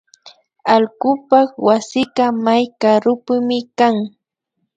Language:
Imbabura Highland Quichua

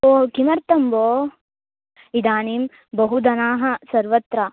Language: Sanskrit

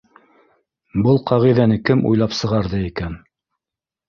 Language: Bashkir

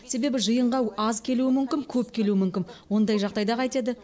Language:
Kazakh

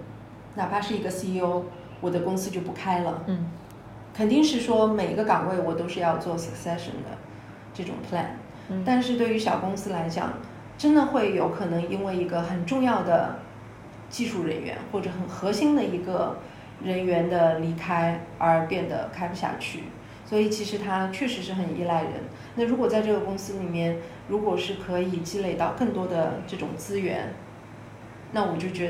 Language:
Chinese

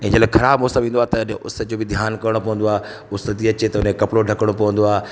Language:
Sindhi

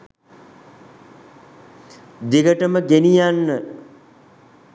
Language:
Sinhala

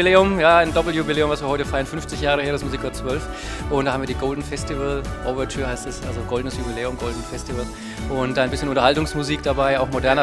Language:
German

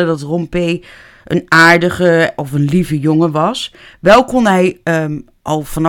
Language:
Dutch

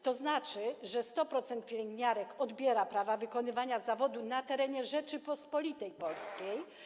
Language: Polish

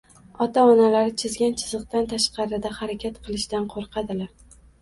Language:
Uzbek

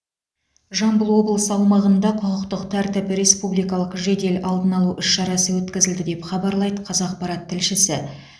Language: Kazakh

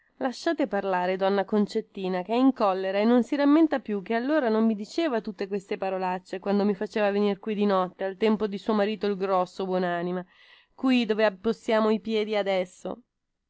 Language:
Italian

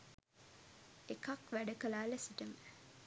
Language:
Sinhala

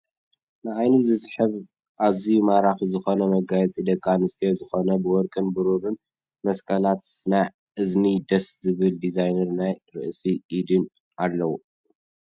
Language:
Tigrinya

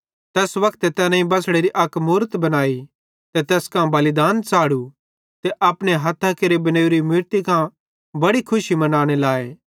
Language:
Bhadrawahi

